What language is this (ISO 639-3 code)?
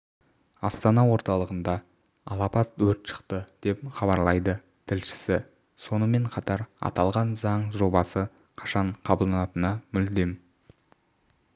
kaz